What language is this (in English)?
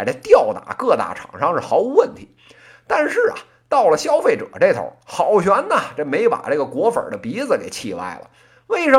Chinese